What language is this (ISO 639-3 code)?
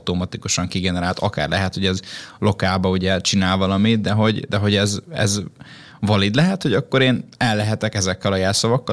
hun